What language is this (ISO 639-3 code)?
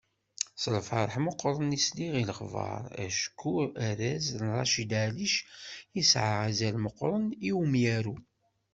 kab